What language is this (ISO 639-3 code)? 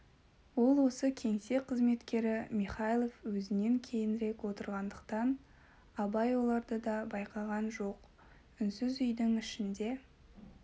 kaz